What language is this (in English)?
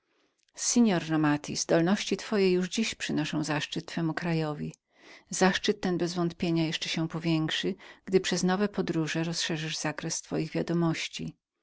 Polish